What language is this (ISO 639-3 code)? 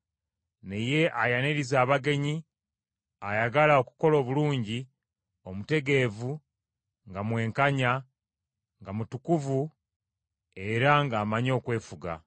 lug